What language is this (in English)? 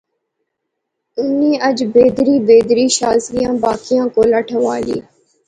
Pahari-Potwari